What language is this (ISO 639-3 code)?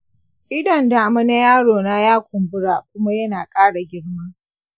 hau